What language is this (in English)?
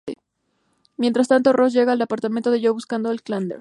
Spanish